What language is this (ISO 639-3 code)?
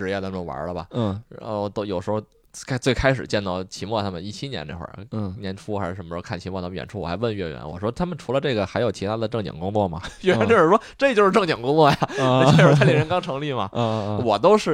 zho